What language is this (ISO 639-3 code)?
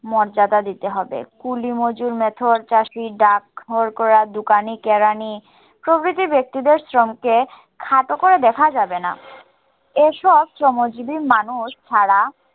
ben